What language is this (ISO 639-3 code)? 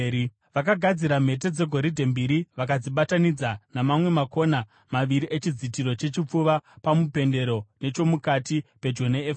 sna